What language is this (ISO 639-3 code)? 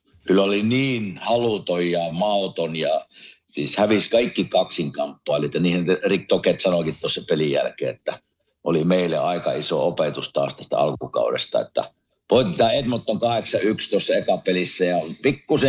fin